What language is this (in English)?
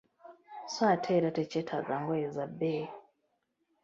Ganda